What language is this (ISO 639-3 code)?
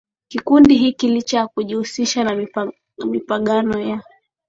swa